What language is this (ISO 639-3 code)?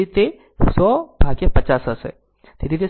guj